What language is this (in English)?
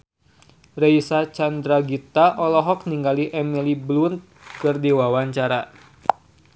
Sundanese